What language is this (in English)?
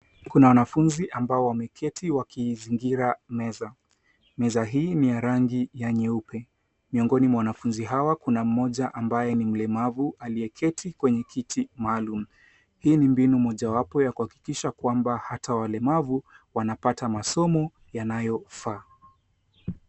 Swahili